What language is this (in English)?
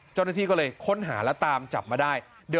Thai